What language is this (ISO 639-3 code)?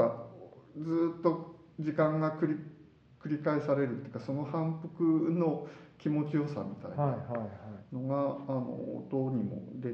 jpn